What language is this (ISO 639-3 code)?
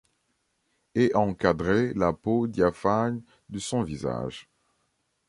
fra